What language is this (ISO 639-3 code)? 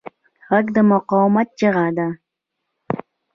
pus